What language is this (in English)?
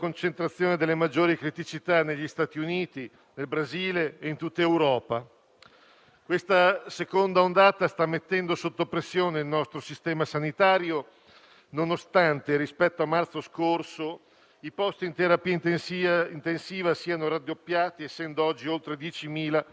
Italian